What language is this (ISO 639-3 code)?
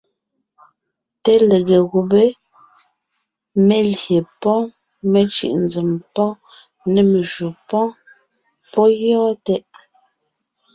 nnh